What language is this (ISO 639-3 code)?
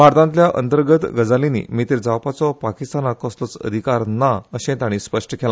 kok